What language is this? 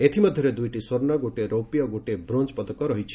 Odia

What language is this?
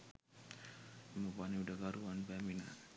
Sinhala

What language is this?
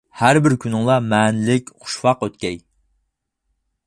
Uyghur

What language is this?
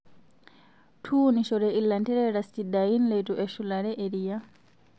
Masai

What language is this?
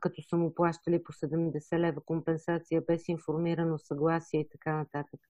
Bulgarian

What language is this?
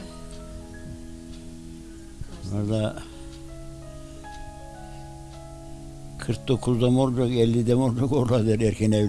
Turkish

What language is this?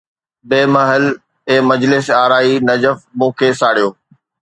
Sindhi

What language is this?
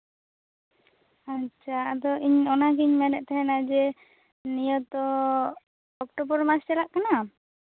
Santali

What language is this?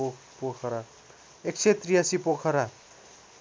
Nepali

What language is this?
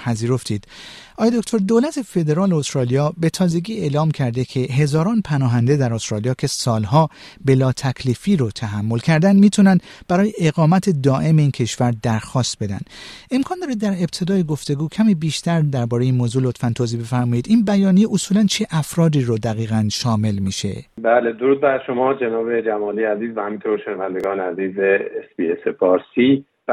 Persian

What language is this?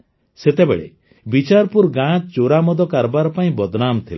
Odia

